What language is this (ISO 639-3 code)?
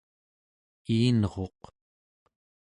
esu